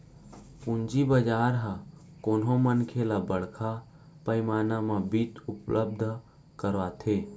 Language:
Chhattisgarhi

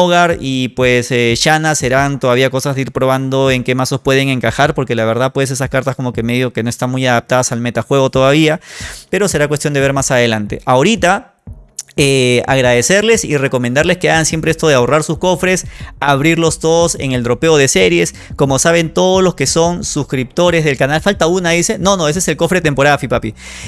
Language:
Spanish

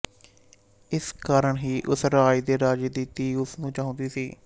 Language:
Punjabi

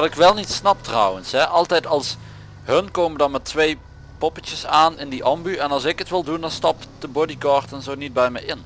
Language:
Dutch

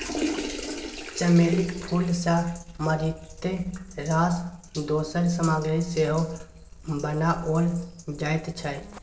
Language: Maithili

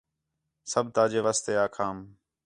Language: Khetrani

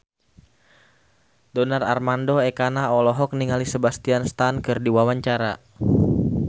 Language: Sundanese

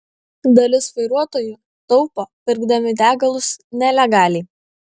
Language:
Lithuanian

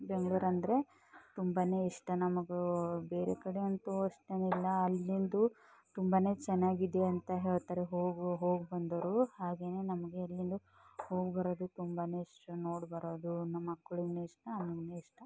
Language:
Kannada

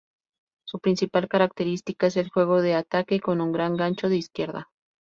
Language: Spanish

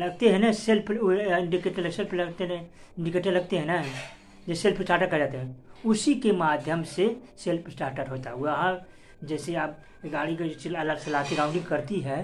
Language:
Hindi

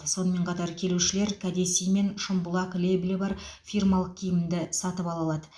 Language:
Kazakh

